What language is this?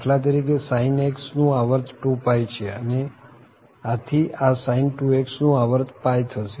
Gujarati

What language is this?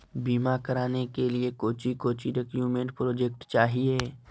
Magahi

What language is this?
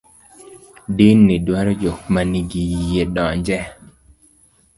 Luo (Kenya and Tanzania)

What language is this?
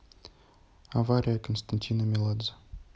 Russian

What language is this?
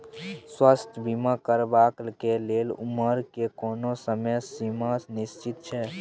Maithili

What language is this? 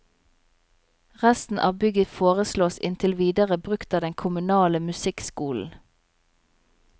Norwegian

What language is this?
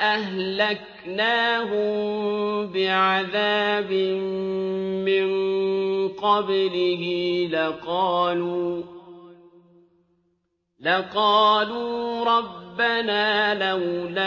Arabic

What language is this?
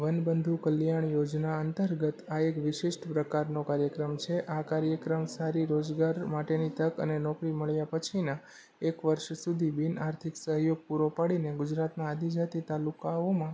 Gujarati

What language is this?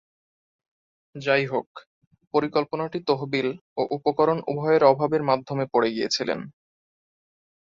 Bangla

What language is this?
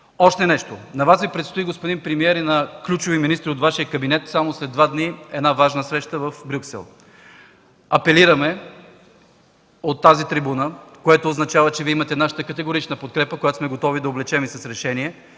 Bulgarian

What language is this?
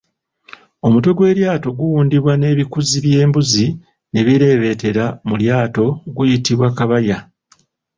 Ganda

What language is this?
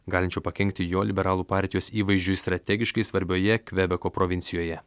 Lithuanian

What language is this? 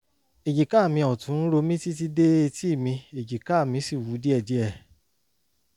Yoruba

